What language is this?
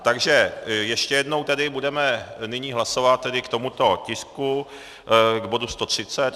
Czech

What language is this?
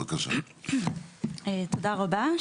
Hebrew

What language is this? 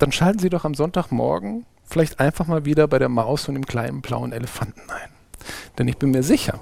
German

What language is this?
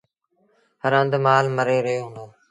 Sindhi Bhil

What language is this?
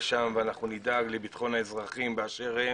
Hebrew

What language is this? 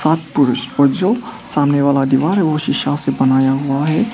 Hindi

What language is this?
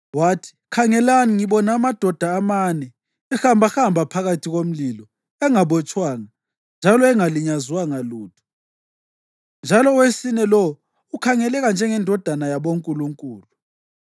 North Ndebele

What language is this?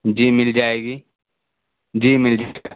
Urdu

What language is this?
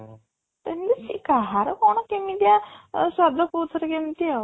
Odia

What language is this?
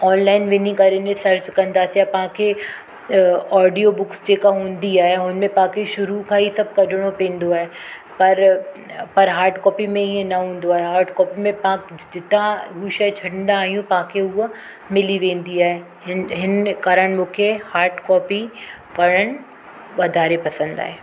Sindhi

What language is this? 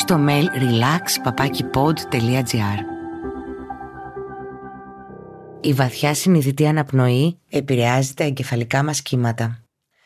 Greek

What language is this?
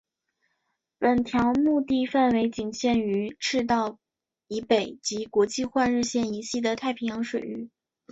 Chinese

